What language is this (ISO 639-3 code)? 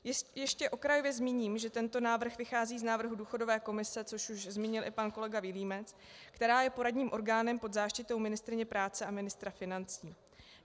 ces